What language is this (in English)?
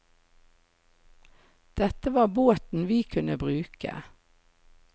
Norwegian